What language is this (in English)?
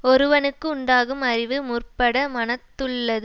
Tamil